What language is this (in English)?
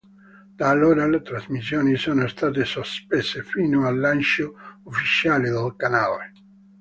Italian